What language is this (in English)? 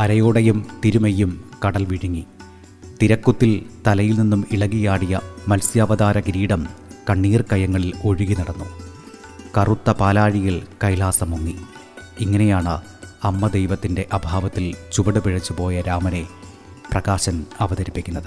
Malayalam